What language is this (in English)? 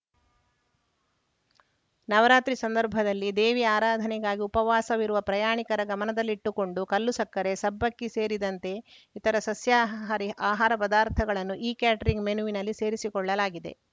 Kannada